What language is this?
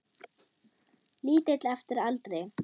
Icelandic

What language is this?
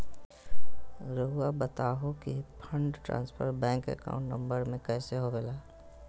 Magahi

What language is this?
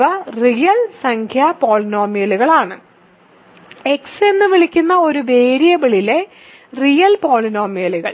Malayalam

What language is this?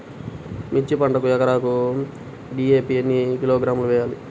Telugu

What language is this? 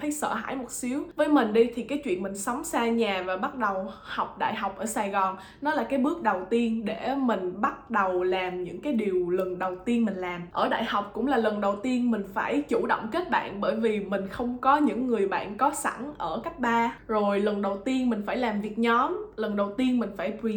Vietnamese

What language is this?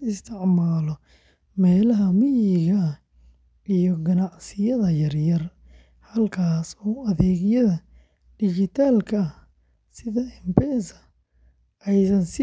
Somali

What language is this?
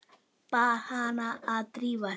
Icelandic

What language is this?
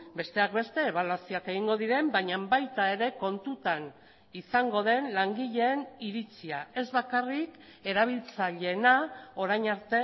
Basque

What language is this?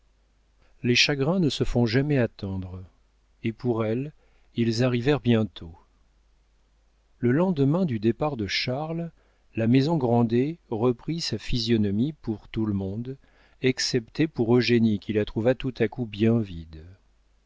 French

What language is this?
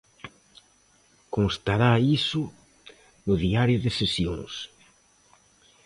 Galician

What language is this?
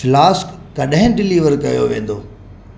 Sindhi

